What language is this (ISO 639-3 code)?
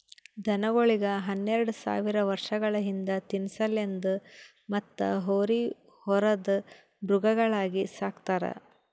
kan